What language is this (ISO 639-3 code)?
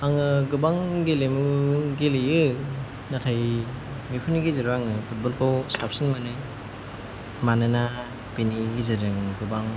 brx